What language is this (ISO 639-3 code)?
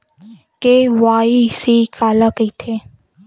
hne